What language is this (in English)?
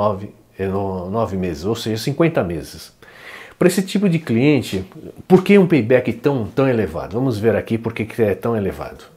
Portuguese